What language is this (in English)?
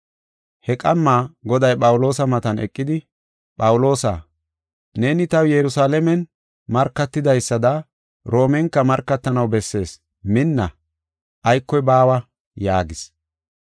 Gofa